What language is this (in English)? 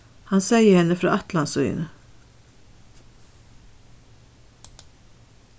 Faroese